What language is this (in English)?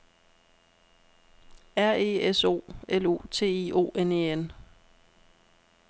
Danish